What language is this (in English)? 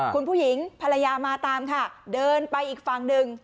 Thai